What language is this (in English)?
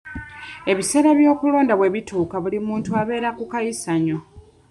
Ganda